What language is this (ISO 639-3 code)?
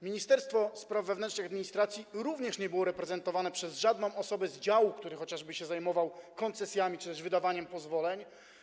pol